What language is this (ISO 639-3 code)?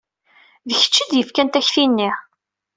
kab